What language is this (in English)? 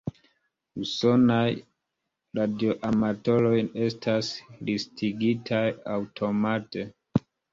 Esperanto